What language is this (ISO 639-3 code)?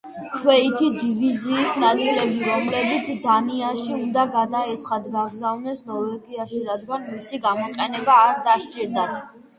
kat